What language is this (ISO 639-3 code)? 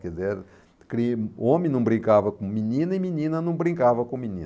por